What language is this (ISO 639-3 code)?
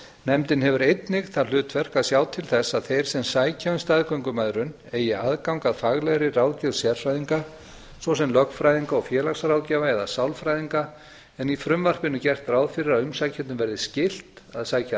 isl